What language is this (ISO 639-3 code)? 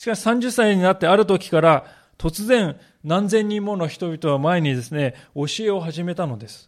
jpn